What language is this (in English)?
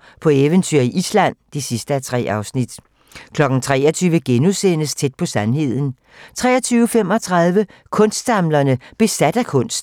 Danish